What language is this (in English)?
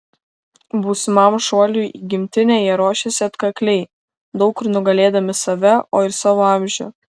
Lithuanian